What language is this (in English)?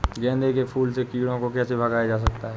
Hindi